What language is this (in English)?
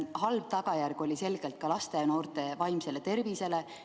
Estonian